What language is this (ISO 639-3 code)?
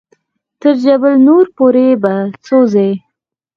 pus